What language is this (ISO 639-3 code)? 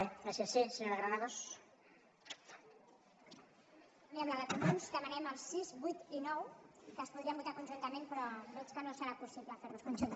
cat